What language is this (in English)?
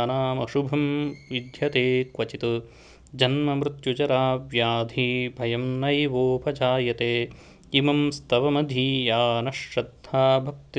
Sanskrit